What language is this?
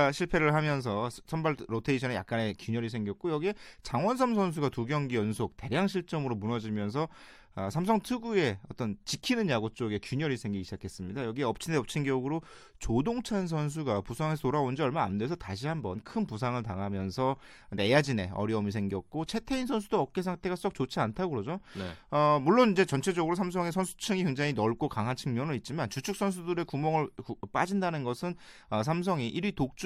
Korean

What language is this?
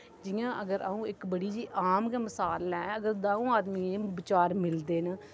Dogri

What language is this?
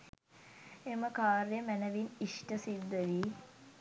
Sinhala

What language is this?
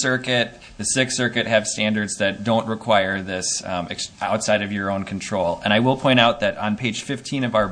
English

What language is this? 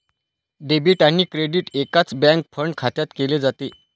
Marathi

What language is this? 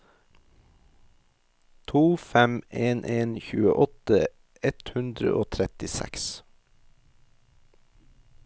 Norwegian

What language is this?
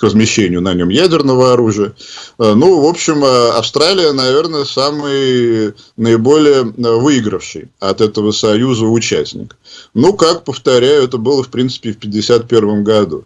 Russian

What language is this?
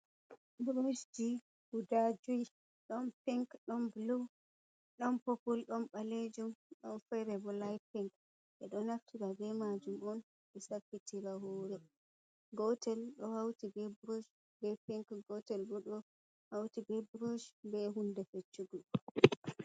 Fula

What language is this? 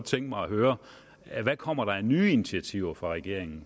Danish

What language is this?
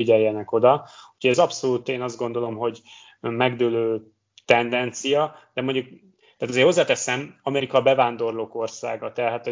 Hungarian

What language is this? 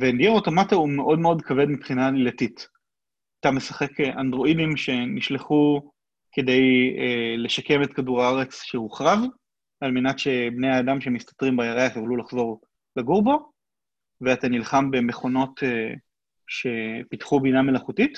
Hebrew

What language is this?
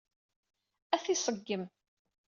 Kabyle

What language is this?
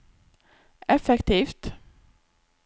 Norwegian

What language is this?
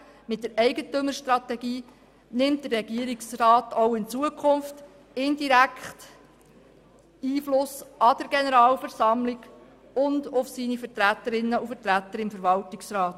Swiss German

